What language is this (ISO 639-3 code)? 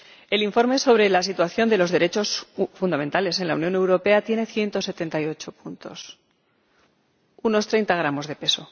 spa